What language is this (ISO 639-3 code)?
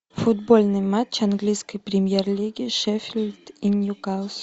rus